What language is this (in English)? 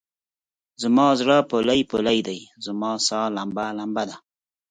Pashto